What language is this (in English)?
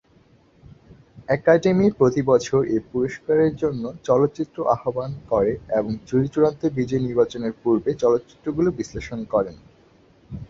Bangla